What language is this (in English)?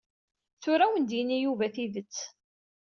Kabyle